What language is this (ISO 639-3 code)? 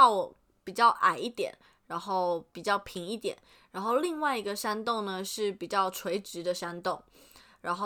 zho